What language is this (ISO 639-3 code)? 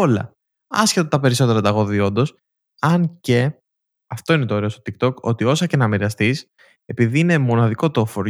ell